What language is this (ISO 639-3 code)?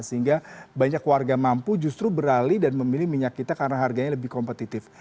ind